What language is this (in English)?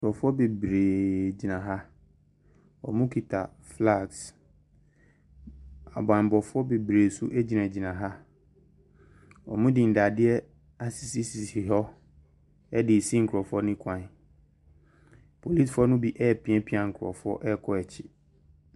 Akan